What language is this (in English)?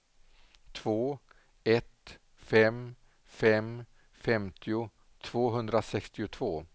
Swedish